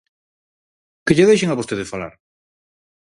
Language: Galician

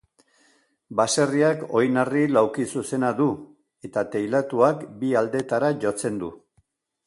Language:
Basque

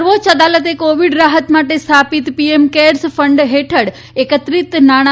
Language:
Gujarati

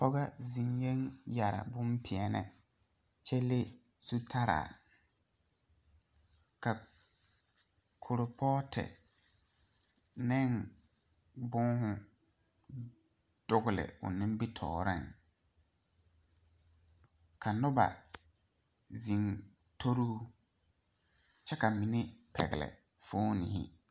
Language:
Southern Dagaare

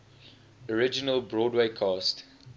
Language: English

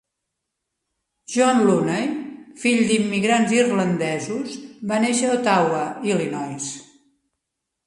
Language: Catalan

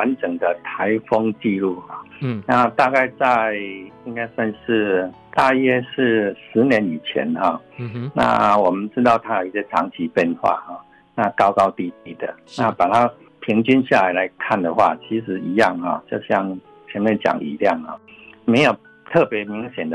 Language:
Chinese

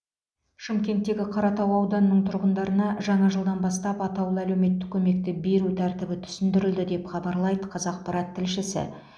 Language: Kazakh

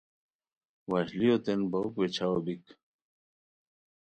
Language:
Khowar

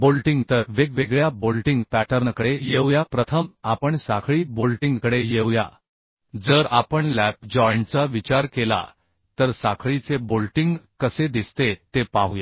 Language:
Marathi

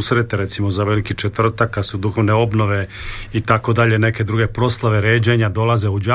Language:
Croatian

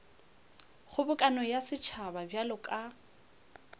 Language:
Northern Sotho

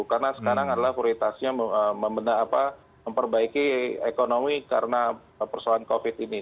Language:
Indonesian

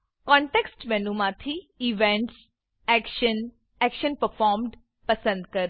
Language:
Gujarati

